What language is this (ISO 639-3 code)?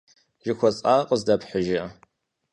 kbd